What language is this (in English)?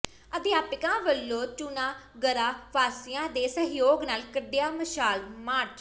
Punjabi